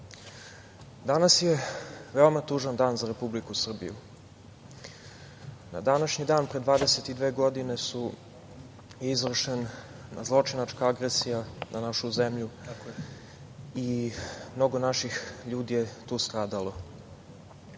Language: Serbian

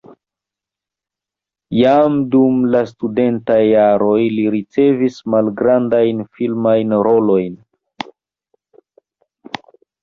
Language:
Esperanto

